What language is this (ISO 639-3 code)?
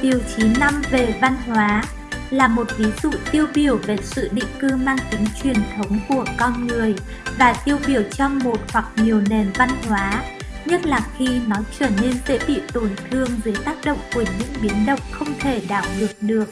vie